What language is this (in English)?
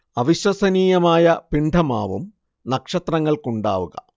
Malayalam